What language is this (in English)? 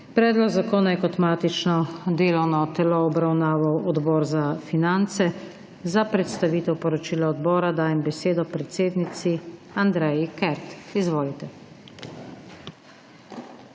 Slovenian